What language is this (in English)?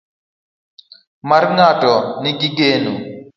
Luo (Kenya and Tanzania)